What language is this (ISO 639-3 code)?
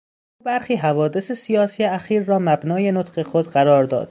fas